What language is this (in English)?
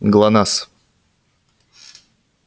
Russian